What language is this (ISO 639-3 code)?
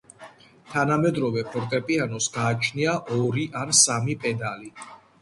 kat